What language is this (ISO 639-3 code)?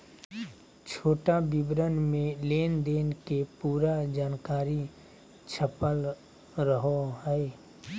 mag